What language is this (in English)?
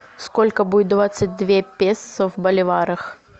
Russian